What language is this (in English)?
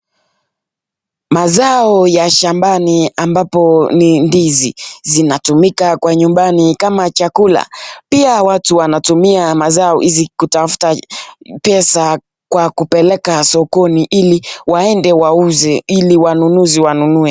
Swahili